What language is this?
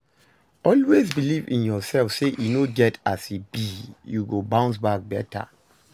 Nigerian Pidgin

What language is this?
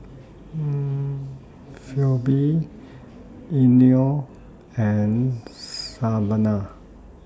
English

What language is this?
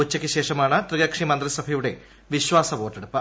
Malayalam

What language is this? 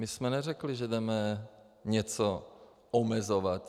Czech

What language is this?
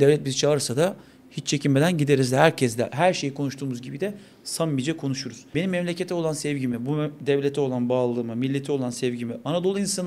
Turkish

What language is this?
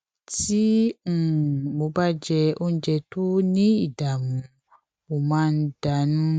Yoruba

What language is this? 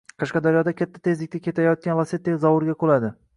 Uzbek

